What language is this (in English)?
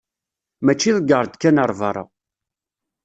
Kabyle